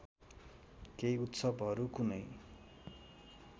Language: Nepali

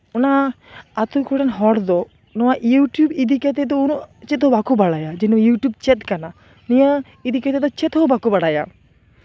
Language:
Santali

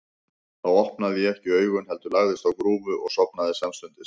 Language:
Icelandic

